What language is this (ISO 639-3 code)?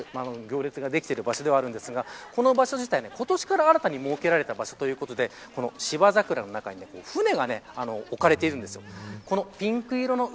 jpn